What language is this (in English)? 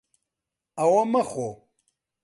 Central Kurdish